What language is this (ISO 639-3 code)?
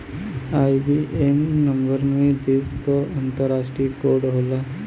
bho